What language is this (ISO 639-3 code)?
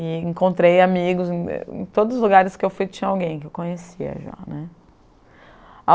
por